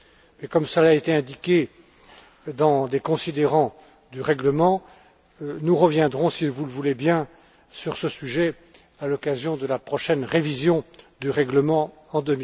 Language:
French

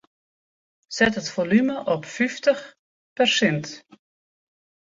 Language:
Western Frisian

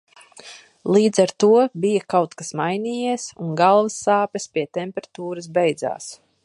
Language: Latvian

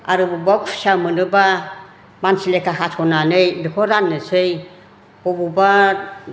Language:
Bodo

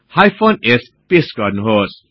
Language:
Nepali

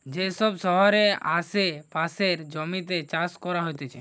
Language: Bangla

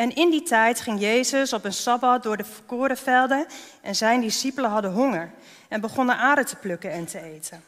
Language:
Dutch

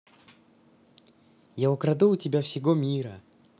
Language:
Russian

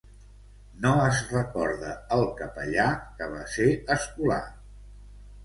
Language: Catalan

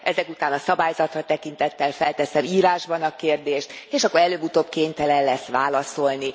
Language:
Hungarian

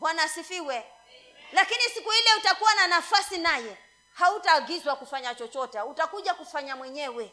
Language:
Swahili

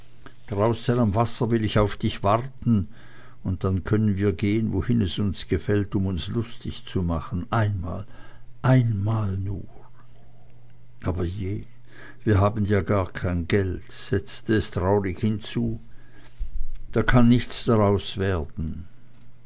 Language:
German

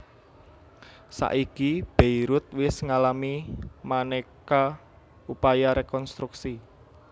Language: Javanese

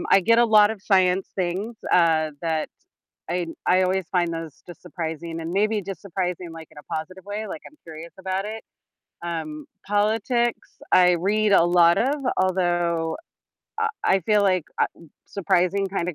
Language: English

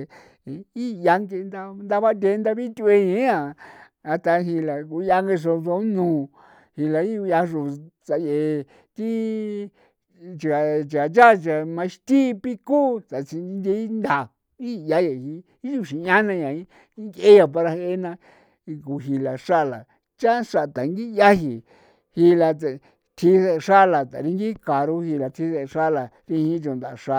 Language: San Felipe Otlaltepec Popoloca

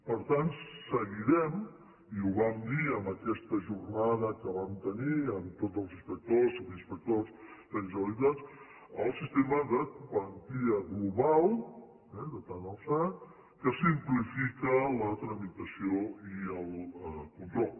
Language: Catalan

